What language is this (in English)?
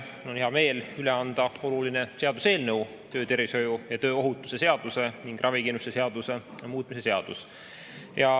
Estonian